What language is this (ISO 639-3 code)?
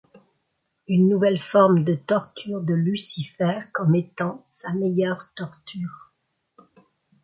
fra